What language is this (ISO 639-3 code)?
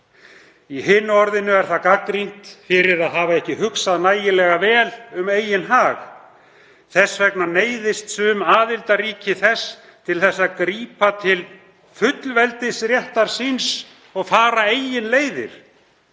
isl